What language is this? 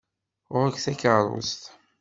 Kabyle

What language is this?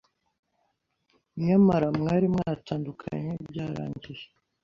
Kinyarwanda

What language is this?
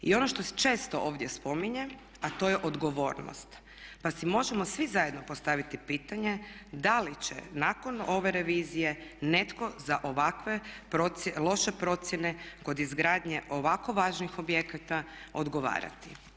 Croatian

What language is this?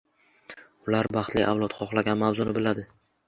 Uzbek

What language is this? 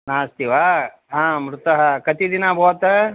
Sanskrit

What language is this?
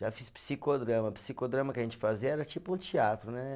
Portuguese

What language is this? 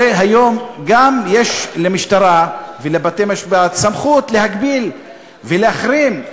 Hebrew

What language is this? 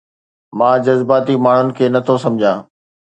Sindhi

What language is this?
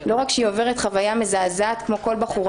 Hebrew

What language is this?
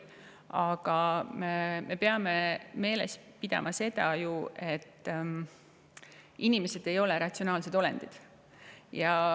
Estonian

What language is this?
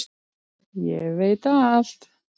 Icelandic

